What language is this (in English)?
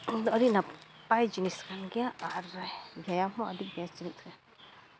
Santali